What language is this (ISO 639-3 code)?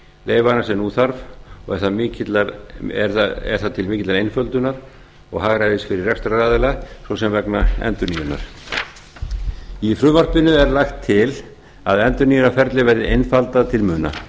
isl